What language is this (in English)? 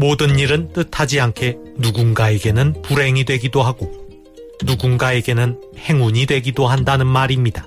Korean